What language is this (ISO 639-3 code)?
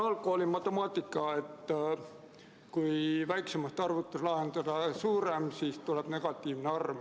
est